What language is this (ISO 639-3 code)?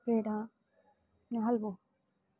guj